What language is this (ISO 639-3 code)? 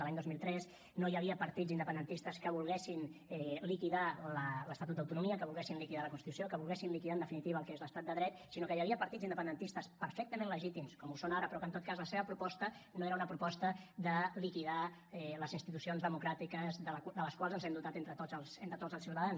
cat